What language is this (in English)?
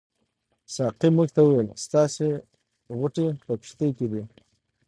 Pashto